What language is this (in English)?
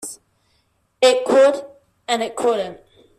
English